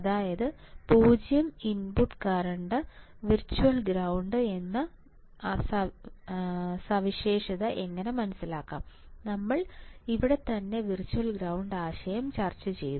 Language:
Malayalam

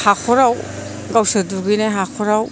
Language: Bodo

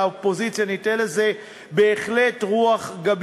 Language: Hebrew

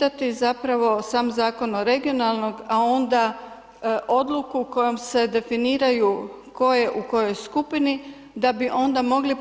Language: Croatian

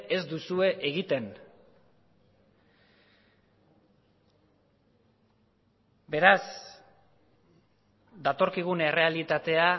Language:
Basque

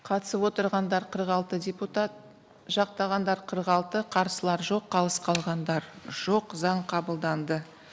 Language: Kazakh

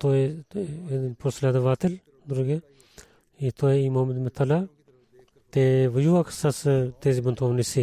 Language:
Bulgarian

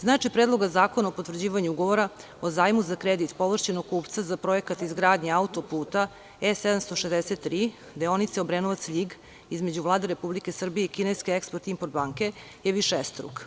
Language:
Serbian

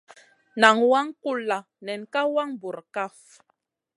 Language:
Masana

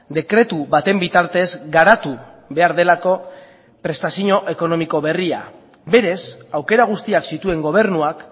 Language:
Basque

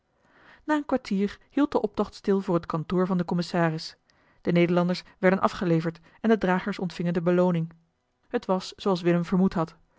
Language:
Dutch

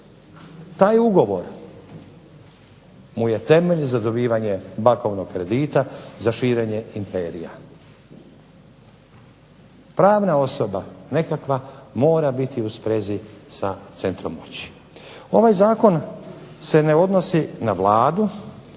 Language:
Croatian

